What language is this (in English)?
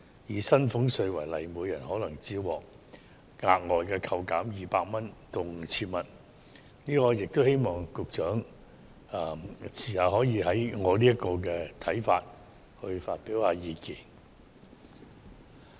Cantonese